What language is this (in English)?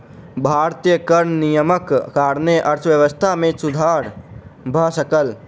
Maithili